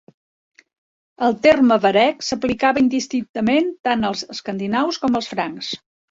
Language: Catalan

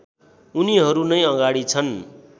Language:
Nepali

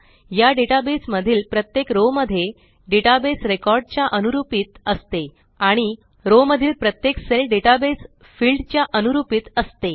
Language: Marathi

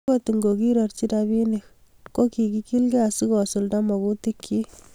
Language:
Kalenjin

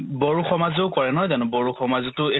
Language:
Assamese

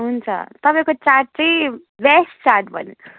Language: Nepali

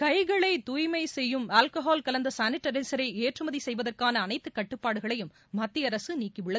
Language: Tamil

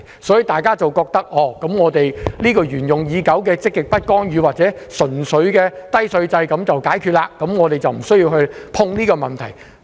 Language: Cantonese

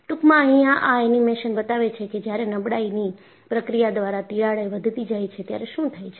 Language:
Gujarati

